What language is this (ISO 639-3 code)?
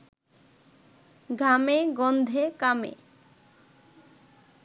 ben